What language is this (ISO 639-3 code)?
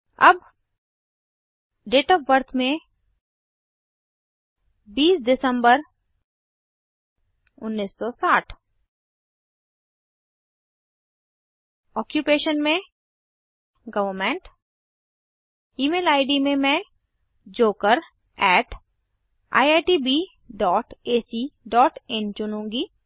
hin